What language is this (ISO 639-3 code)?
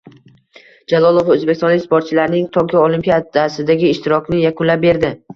uzb